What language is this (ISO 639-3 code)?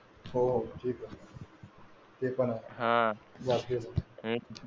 mar